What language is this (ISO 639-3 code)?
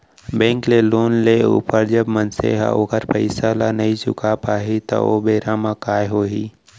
hne